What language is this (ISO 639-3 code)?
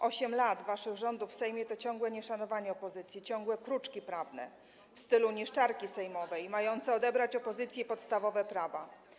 pol